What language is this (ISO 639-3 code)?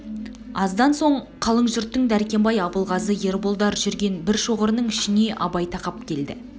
kaz